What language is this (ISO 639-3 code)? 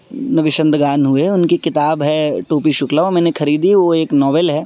urd